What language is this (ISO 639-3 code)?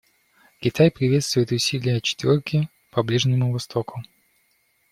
rus